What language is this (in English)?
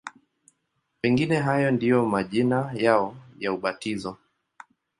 Swahili